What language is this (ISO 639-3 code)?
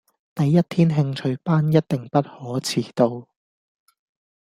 yue